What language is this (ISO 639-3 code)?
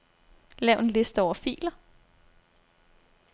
dan